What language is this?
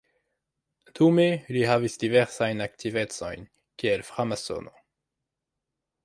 Esperanto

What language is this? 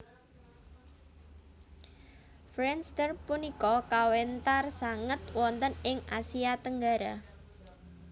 Javanese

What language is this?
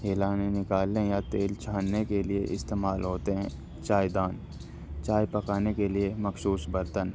Urdu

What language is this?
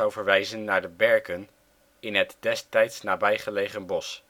Dutch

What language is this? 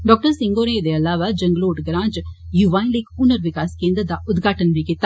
Dogri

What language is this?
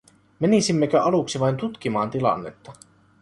Finnish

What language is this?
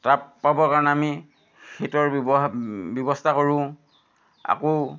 Assamese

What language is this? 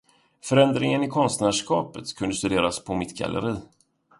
Swedish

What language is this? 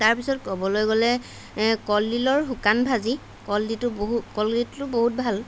Assamese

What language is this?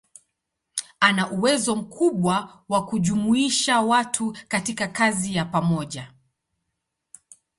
Swahili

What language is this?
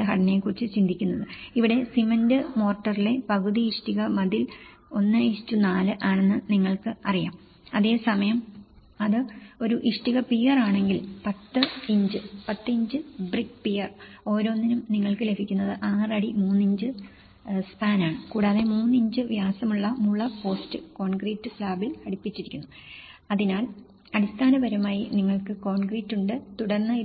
Malayalam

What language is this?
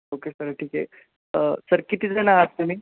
Marathi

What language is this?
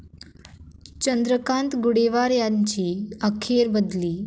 Marathi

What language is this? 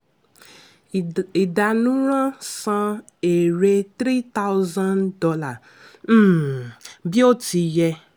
Yoruba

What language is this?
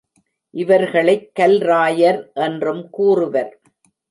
Tamil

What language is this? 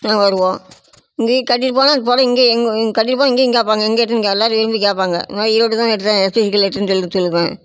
Tamil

